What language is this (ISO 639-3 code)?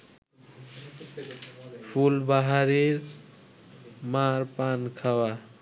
ben